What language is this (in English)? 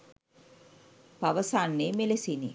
Sinhala